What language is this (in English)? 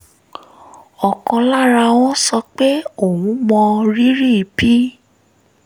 Yoruba